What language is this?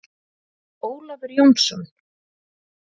Icelandic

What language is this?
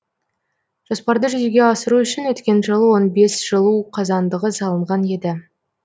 Kazakh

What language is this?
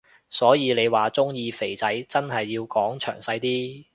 Cantonese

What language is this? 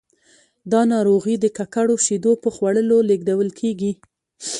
Pashto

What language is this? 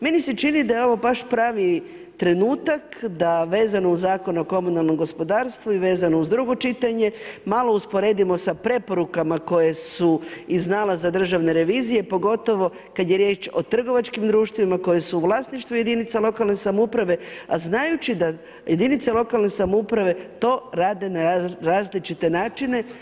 Croatian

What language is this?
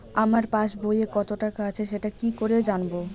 Bangla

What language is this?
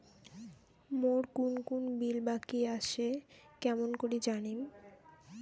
Bangla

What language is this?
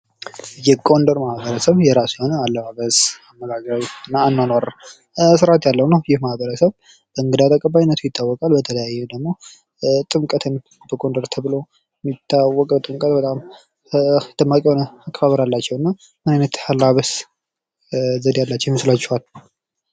Amharic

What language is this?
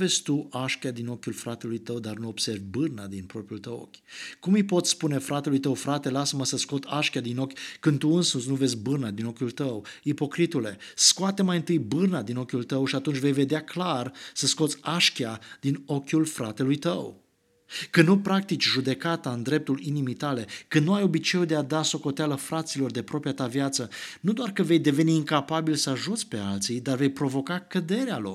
Romanian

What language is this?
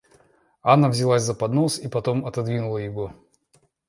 Russian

